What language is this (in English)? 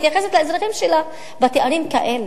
Hebrew